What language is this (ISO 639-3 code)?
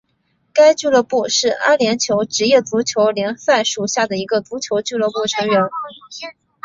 zho